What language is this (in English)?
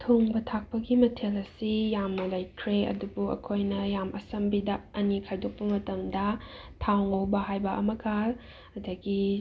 Manipuri